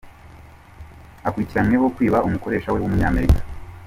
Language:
Kinyarwanda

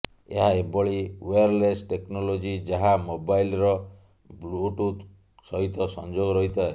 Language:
Odia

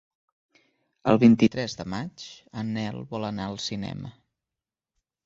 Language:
Catalan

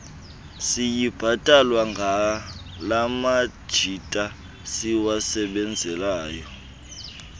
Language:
Xhosa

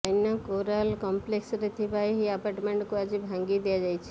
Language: Odia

